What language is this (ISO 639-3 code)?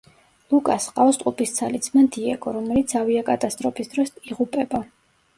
kat